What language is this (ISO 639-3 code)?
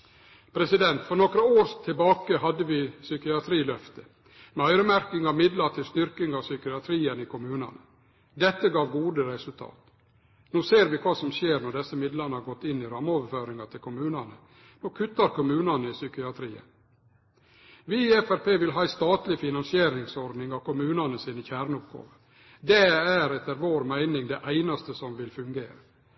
nno